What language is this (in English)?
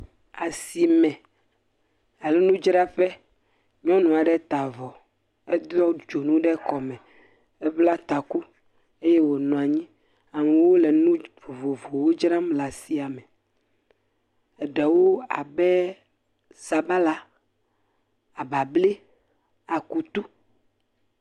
Ewe